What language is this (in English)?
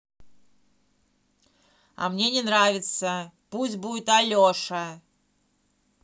Russian